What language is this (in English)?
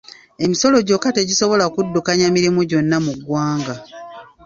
Ganda